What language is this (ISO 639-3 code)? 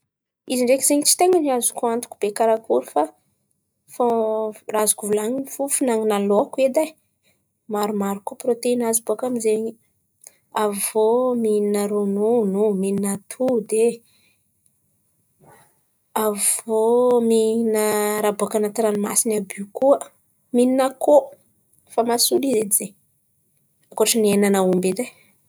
xmv